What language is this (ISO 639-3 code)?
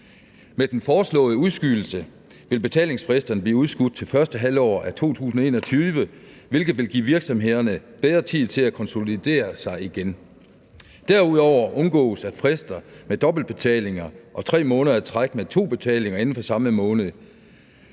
dan